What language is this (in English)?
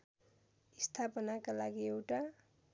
Nepali